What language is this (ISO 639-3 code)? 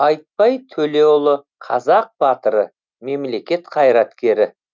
kaz